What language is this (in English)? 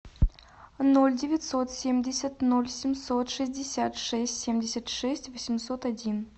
Russian